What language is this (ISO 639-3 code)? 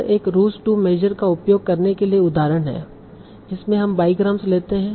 hin